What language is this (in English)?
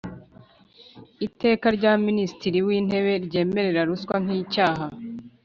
Kinyarwanda